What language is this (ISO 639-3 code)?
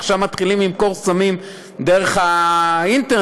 heb